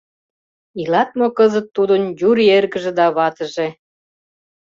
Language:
Mari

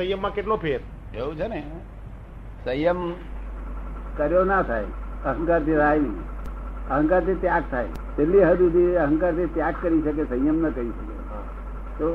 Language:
Gujarati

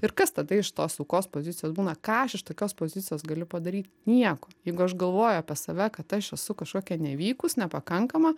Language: Lithuanian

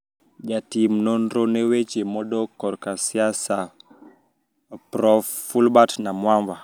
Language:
Luo (Kenya and Tanzania)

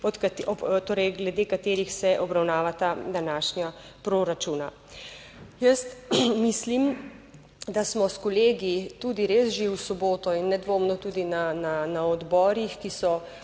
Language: Slovenian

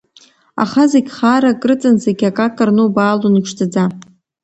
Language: Abkhazian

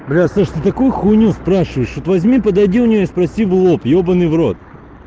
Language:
Russian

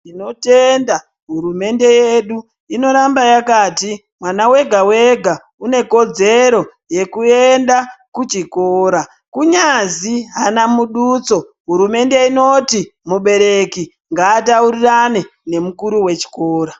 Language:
Ndau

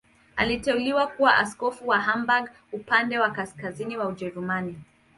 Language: Swahili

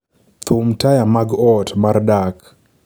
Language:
Luo (Kenya and Tanzania)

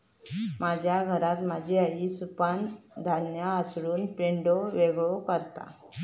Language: Marathi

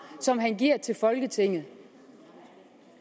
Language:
Danish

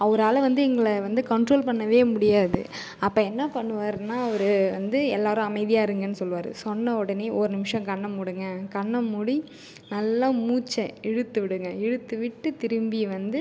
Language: Tamil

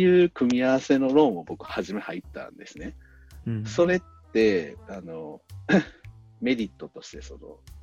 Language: Japanese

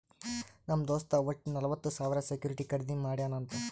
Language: Kannada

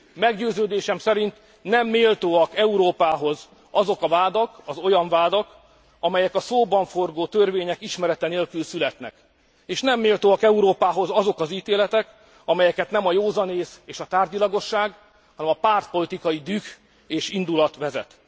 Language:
Hungarian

